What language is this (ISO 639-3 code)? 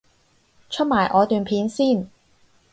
yue